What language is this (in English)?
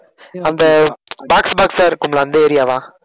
Tamil